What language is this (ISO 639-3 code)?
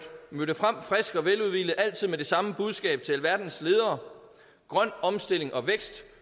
dan